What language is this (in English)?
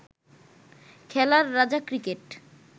Bangla